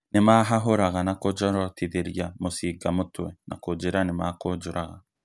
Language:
Kikuyu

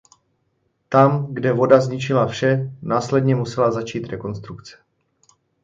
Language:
Czech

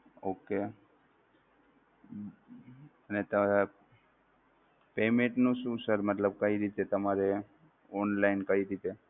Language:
Gujarati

